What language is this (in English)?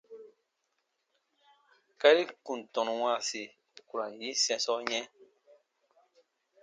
Baatonum